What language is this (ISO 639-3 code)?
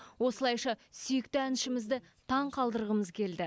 kaz